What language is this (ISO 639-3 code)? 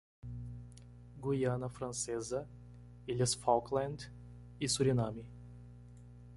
por